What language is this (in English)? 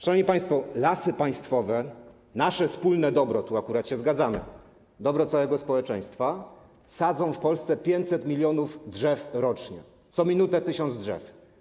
Polish